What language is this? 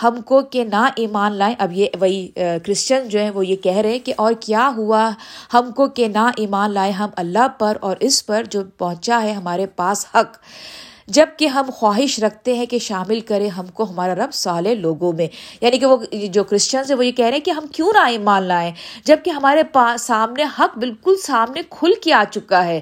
Urdu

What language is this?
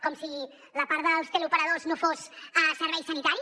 Catalan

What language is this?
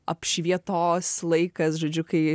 Lithuanian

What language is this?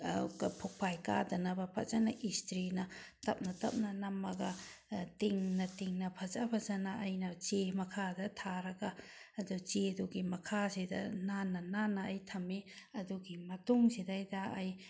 Manipuri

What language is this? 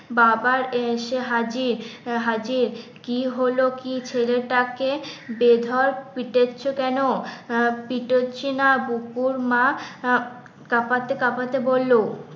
Bangla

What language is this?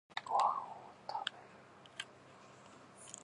Japanese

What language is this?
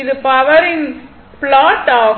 Tamil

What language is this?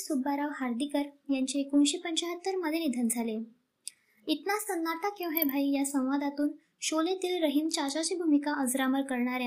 Marathi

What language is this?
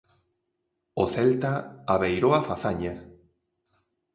Galician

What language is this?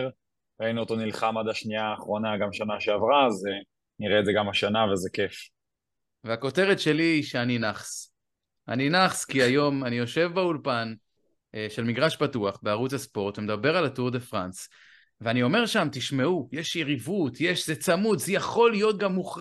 Hebrew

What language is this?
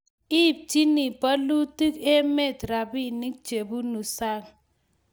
Kalenjin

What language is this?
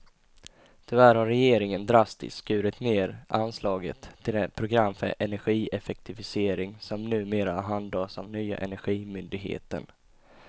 Swedish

